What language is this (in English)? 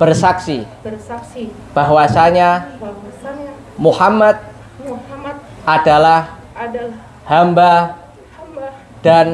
Indonesian